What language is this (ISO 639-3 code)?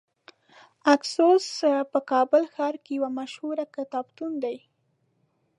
pus